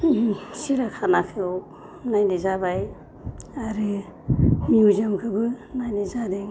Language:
Bodo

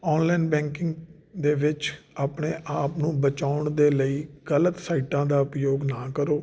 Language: Punjabi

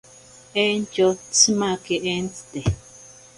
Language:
Ashéninka Perené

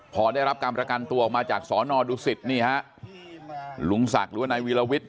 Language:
Thai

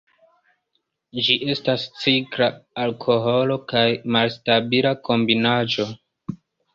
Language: Esperanto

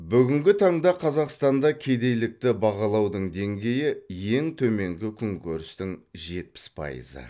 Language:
Kazakh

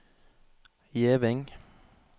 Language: Norwegian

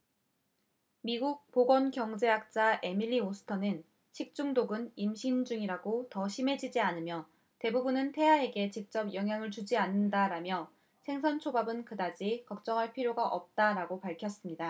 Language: Korean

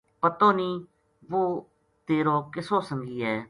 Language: Gujari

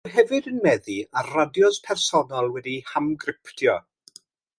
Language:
Welsh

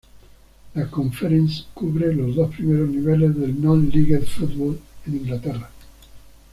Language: Spanish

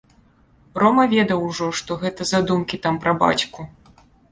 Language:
Belarusian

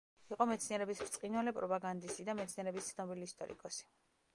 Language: Georgian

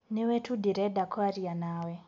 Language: Kikuyu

